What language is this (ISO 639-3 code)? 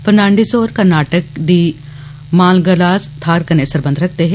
doi